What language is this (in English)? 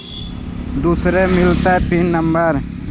Magahi